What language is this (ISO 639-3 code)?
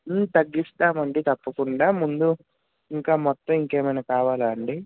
tel